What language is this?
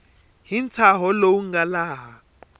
Tsonga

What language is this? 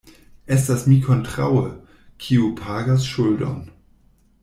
Esperanto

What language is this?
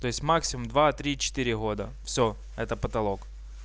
Russian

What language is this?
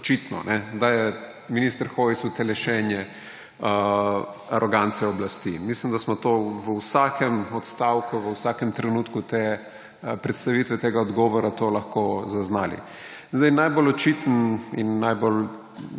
Slovenian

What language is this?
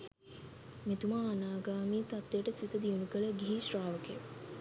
Sinhala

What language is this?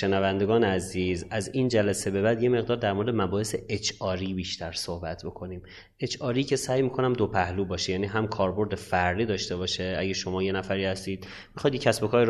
Persian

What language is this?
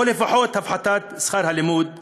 Hebrew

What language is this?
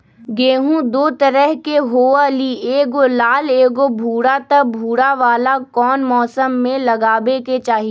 Magahi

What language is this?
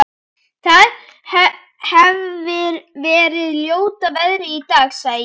Icelandic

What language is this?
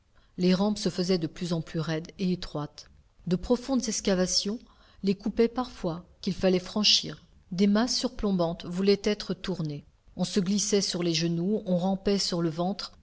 French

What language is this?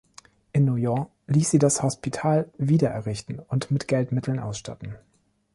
German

